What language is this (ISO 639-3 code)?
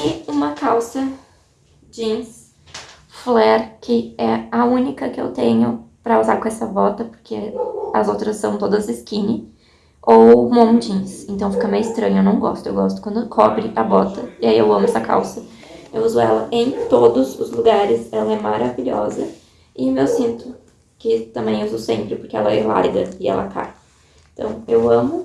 por